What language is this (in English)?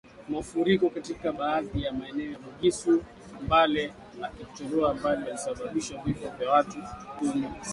Swahili